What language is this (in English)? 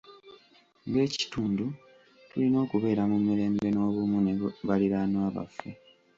Ganda